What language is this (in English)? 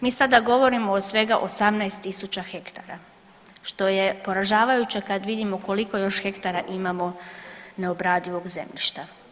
Croatian